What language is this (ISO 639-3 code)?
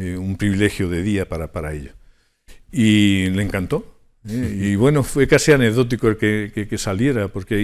spa